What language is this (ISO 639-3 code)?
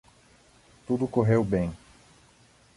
por